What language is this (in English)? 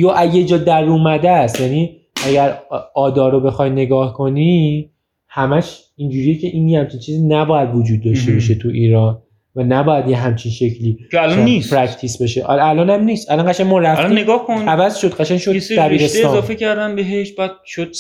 Persian